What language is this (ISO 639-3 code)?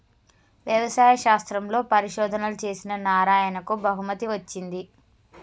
tel